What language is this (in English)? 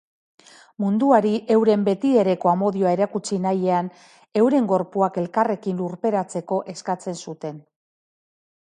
Basque